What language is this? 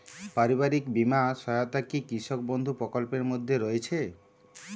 Bangla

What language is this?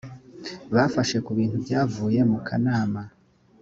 Kinyarwanda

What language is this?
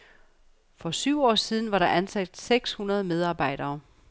Danish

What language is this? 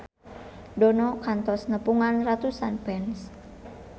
Sundanese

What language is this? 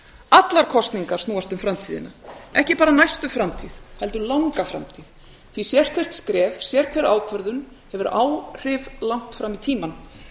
Icelandic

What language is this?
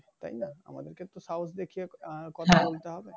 Bangla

